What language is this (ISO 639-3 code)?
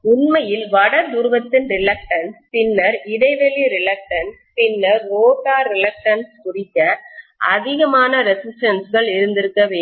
tam